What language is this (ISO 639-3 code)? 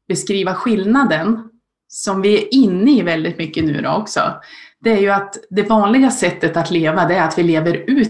swe